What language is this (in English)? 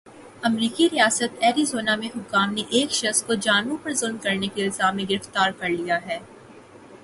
Urdu